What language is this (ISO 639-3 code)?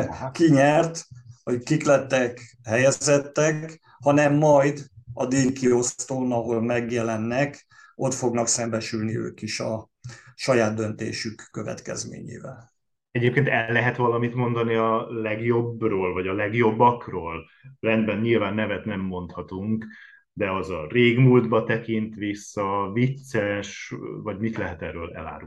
hun